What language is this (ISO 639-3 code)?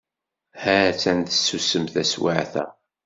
kab